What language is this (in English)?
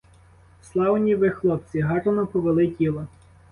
Ukrainian